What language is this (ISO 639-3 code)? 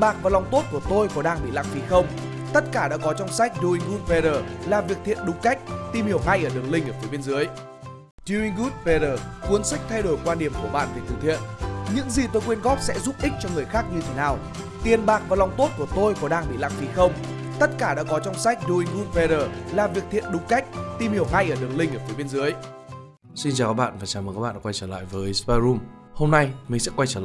vie